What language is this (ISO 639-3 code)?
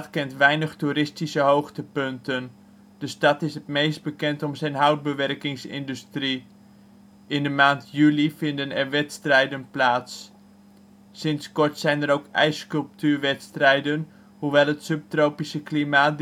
nld